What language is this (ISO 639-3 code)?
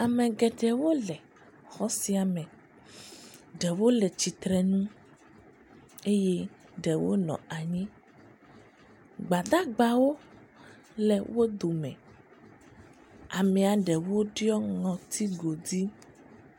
ewe